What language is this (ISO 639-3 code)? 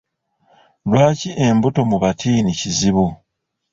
lug